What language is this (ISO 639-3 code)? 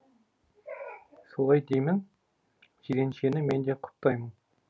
kaz